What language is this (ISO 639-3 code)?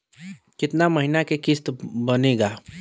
bho